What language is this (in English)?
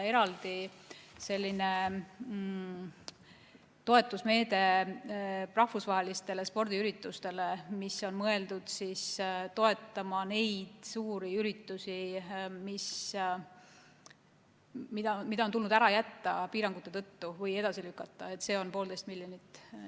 Estonian